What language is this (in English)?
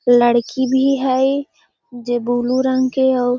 Magahi